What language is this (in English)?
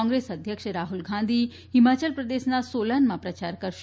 Gujarati